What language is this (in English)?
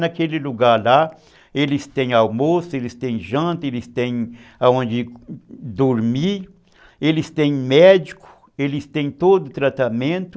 Portuguese